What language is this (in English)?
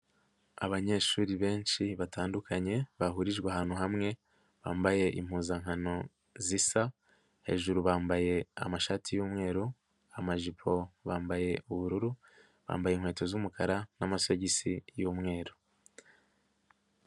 Kinyarwanda